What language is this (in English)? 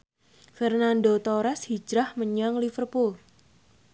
Javanese